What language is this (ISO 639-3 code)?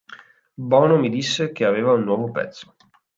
ita